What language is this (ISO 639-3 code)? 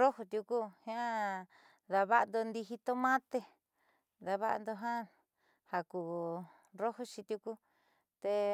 mxy